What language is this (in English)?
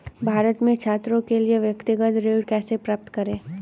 Hindi